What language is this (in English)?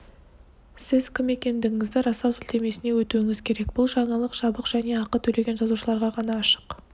Kazakh